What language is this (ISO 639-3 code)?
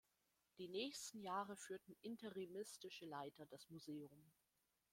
deu